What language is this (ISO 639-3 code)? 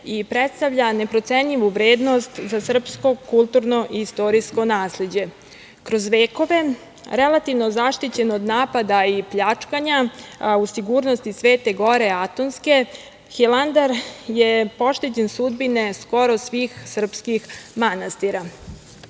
srp